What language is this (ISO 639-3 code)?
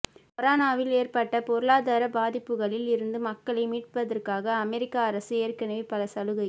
tam